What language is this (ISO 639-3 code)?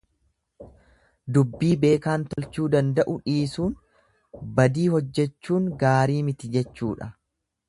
orm